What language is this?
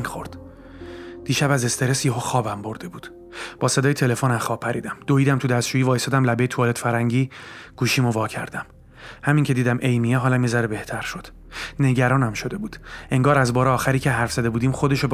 Persian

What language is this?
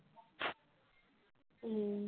Assamese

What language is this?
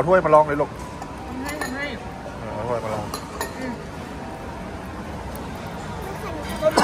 Thai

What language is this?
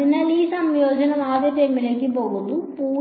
Malayalam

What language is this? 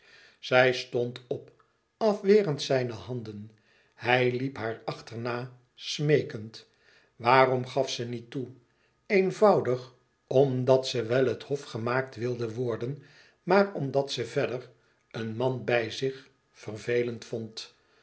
Dutch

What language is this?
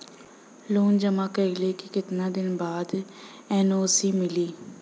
Bhojpuri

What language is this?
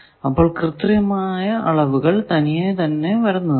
Malayalam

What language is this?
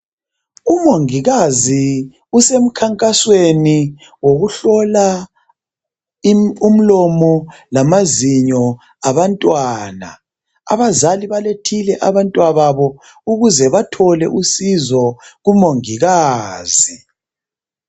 North Ndebele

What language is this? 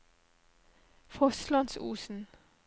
Norwegian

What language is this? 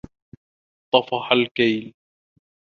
Arabic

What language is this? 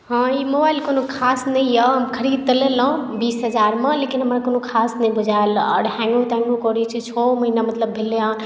Maithili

